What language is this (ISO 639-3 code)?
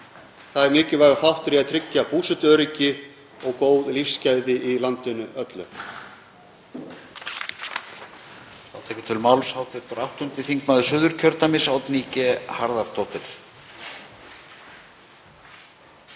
isl